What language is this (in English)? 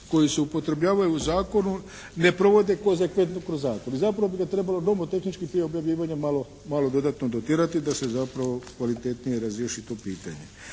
Croatian